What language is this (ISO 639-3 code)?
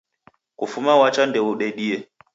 dav